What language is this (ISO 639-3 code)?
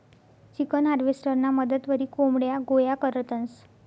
mar